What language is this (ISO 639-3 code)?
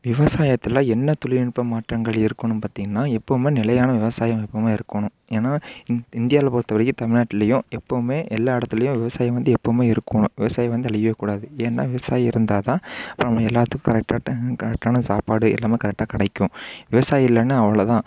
tam